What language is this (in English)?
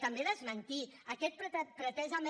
Catalan